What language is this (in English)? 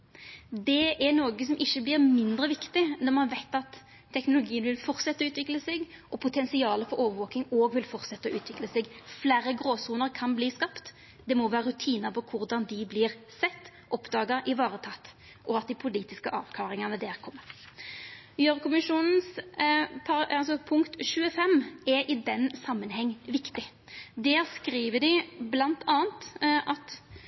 Norwegian Nynorsk